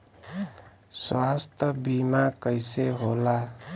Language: Bhojpuri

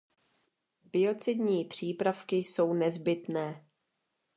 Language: Czech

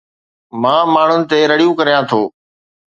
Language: Sindhi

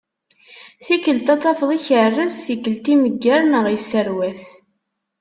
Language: Kabyle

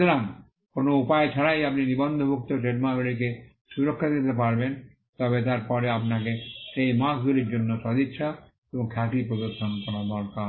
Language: Bangla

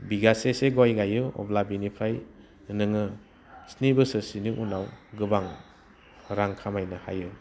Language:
Bodo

